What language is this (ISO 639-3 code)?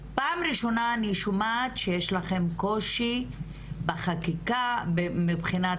heb